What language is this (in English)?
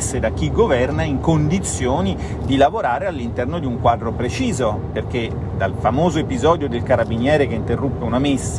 Italian